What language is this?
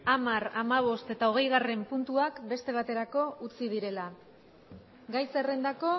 Basque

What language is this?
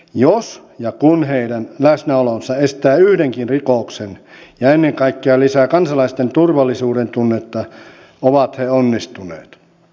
Finnish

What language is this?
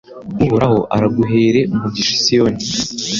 Kinyarwanda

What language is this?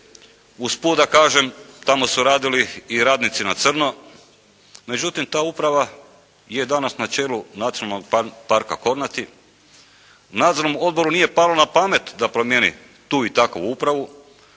Croatian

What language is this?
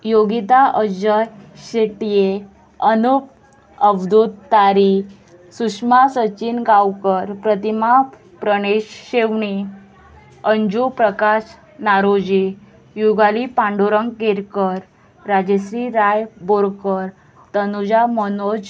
Konkani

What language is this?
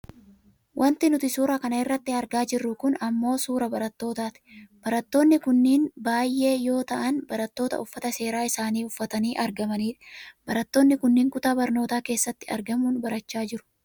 Oromo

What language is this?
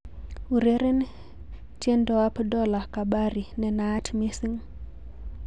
Kalenjin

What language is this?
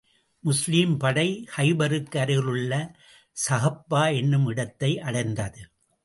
Tamil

